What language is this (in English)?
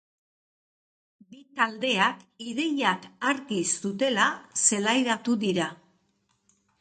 Basque